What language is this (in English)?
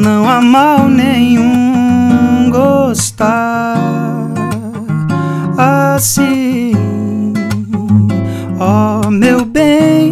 Romanian